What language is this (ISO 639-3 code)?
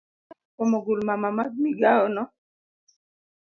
luo